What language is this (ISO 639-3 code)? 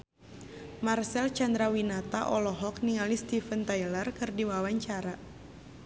sun